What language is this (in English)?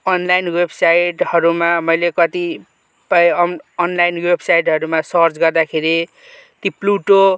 Nepali